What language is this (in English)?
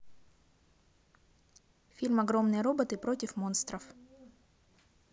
Russian